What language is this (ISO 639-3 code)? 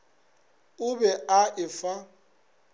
nso